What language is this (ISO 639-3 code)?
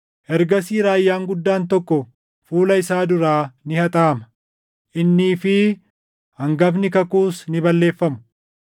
orm